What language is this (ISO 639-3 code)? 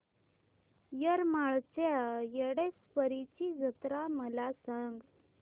mar